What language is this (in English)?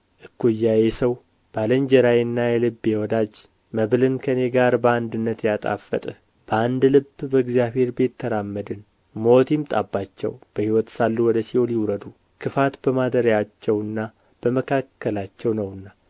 Amharic